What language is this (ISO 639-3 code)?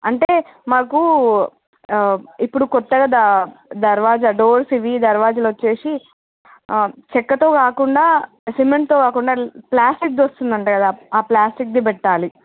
tel